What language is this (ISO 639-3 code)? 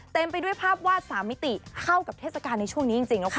tha